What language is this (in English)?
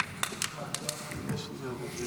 Hebrew